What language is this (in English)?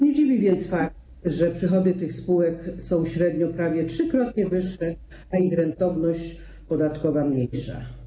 Polish